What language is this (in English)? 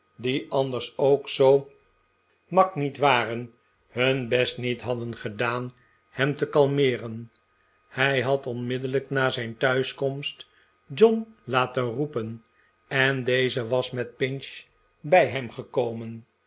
Dutch